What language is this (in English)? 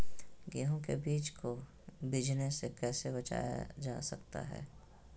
Magahi